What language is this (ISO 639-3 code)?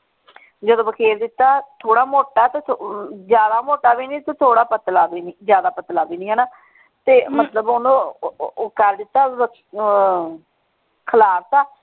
pan